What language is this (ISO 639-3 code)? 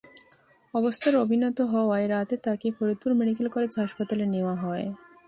ben